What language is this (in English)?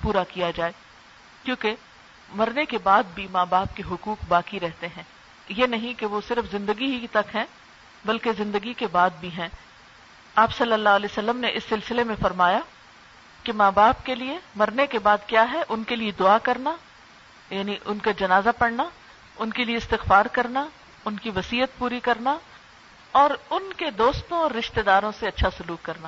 Urdu